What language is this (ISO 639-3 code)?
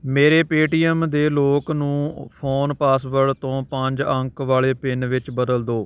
pan